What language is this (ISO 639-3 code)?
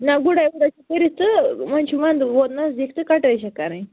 kas